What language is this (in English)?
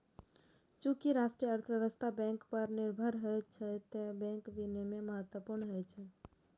Maithili